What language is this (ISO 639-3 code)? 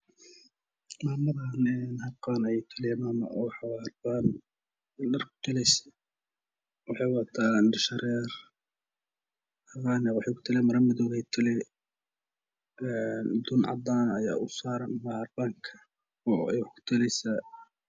som